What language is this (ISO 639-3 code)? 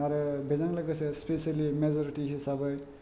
brx